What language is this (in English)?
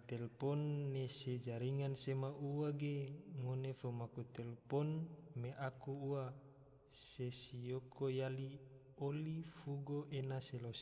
Tidore